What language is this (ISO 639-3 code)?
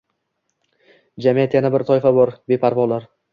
uzb